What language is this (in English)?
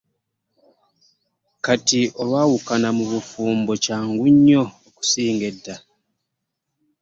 Ganda